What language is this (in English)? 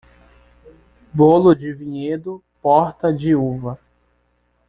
Portuguese